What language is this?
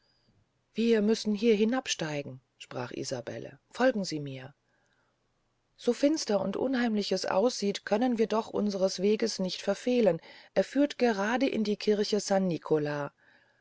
German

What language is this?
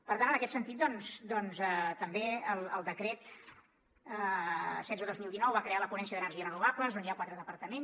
Catalan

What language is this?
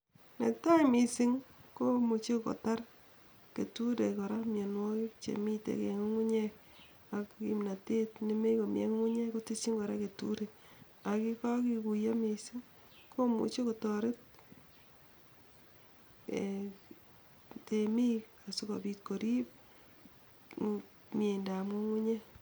Kalenjin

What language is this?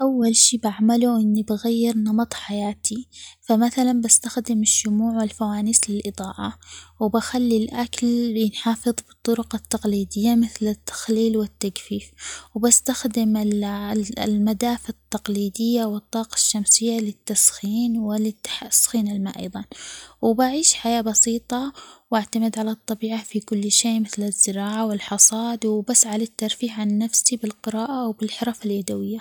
Omani Arabic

